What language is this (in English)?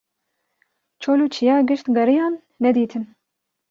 Kurdish